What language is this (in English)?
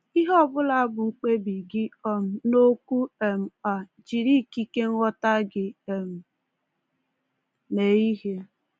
Igbo